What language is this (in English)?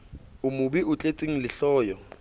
Southern Sotho